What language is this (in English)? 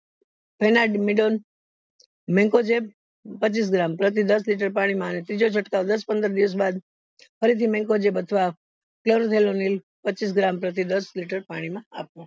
Gujarati